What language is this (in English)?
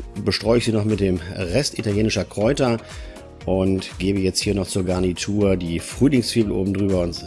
German